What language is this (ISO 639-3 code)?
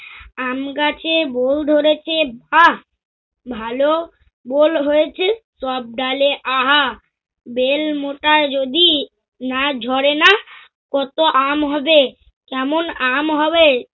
ben